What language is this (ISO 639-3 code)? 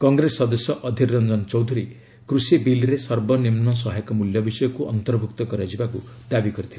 ori